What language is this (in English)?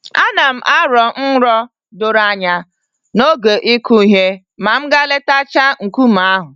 Igbo